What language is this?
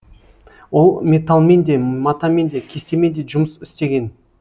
Kazakh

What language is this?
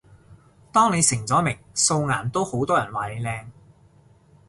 Cantonese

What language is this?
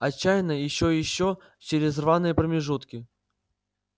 Russian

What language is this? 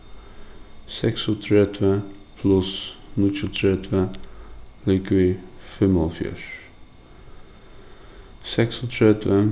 Faroese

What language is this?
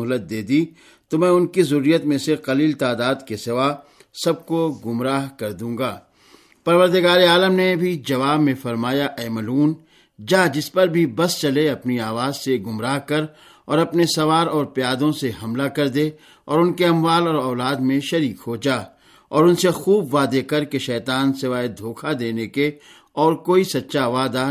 Urdu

